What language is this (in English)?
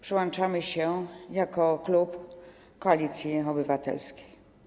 Polish